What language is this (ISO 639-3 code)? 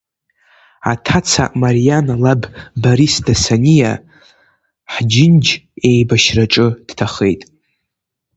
abk